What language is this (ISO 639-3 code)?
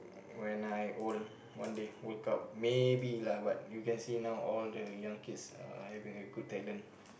eng